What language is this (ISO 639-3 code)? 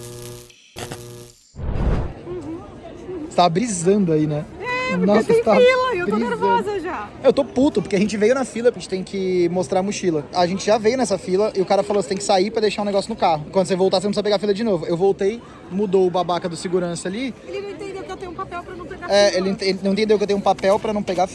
por